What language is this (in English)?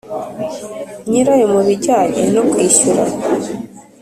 Kinyarwanda